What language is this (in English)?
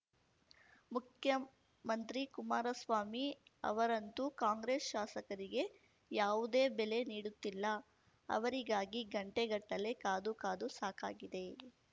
Kannada